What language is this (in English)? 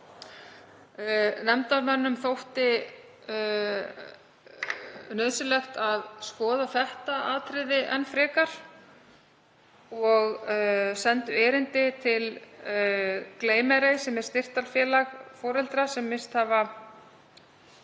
Icelandic